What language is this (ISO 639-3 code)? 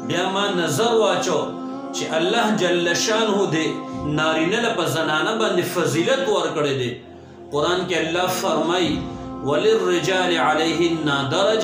ara